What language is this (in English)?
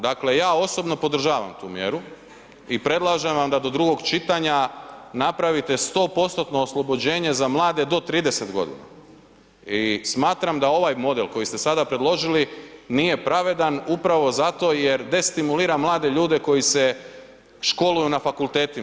Croatian